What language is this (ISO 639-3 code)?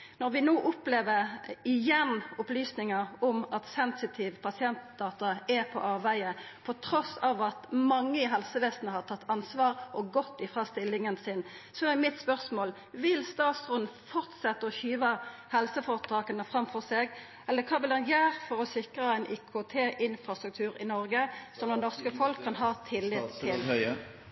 nno